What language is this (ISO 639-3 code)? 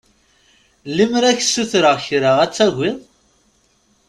kab